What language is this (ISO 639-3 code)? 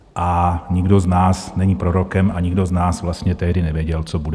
ces